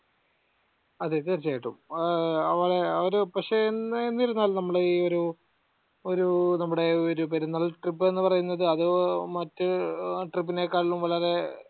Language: Malayalam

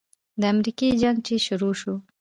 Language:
Pashto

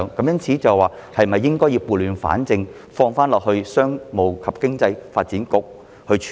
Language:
Cantonese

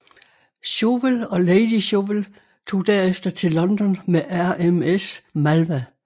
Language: Danish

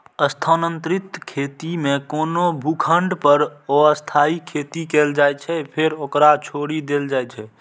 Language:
Maithili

